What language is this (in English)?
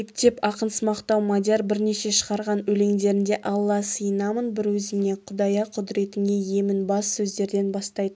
Kazakh